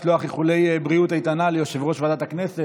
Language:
Hebrew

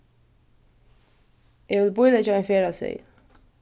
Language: Faroese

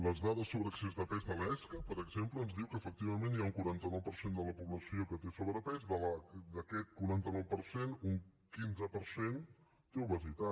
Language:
Catalan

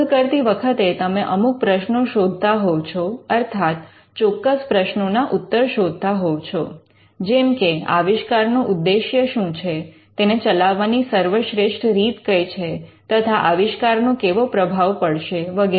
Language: Gujarati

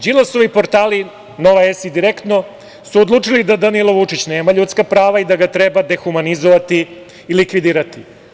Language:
Serbian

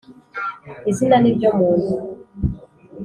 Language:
Kinyarwanda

